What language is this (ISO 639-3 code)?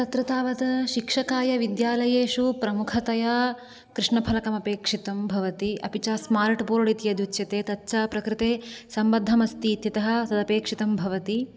san